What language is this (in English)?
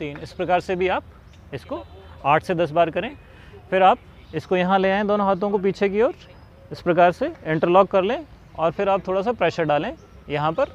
Hindi